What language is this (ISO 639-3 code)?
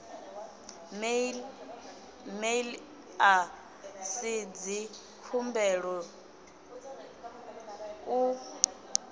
ven